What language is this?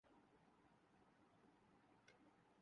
Urdu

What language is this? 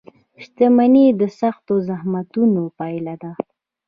Pashto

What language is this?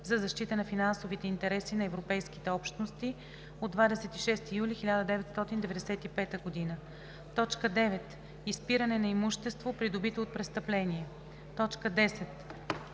Bulgarian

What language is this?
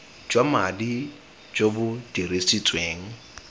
Tswana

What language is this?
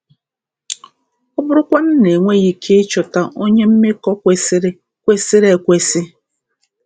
Igbo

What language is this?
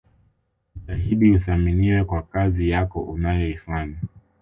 Swahili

